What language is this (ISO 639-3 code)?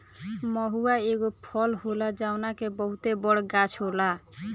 bho